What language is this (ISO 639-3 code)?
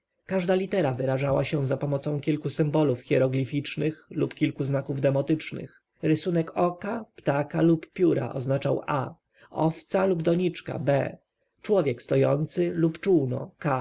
pol